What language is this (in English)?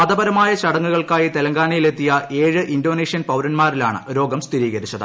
Malayalam